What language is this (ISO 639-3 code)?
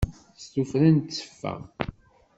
kab